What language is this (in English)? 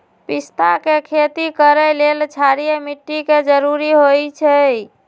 Magahi